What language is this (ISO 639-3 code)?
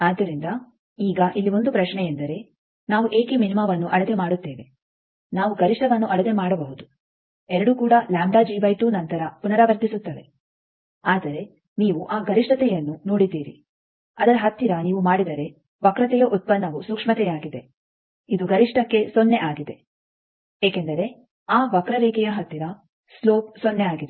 kan